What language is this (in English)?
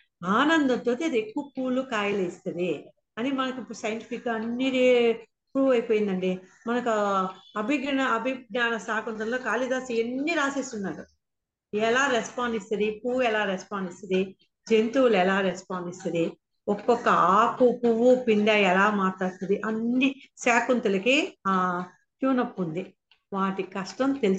Telugu